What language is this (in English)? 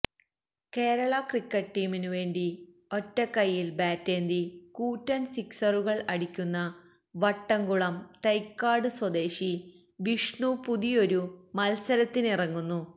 Malayalam